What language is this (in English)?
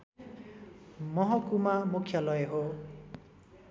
Nepali